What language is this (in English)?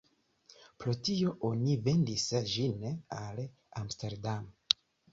Esperanto